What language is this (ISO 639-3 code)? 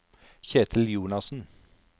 nor